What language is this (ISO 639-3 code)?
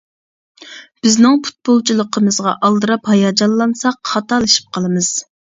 uig